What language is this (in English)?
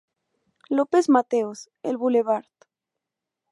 Spanish